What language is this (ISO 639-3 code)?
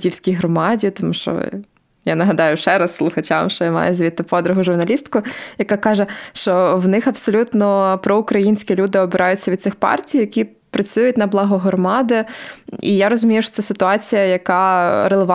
ukr